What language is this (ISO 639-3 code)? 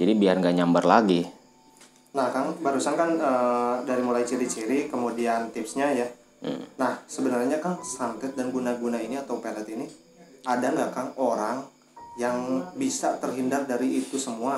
ind